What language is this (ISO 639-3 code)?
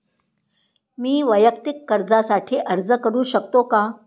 mar